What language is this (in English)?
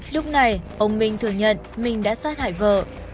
Vietnamese